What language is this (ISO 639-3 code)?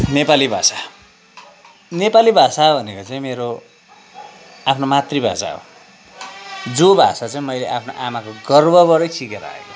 nep